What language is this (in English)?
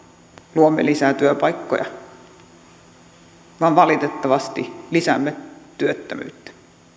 Finnish